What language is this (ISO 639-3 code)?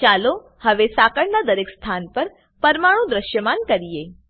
guj